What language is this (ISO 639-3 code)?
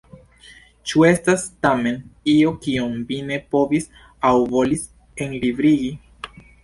epo